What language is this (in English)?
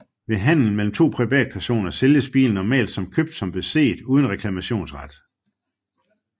Danish